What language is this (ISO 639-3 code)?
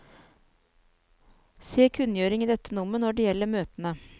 nor